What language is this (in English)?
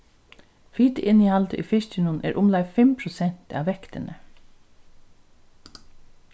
Faroese